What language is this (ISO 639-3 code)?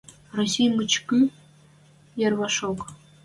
mrj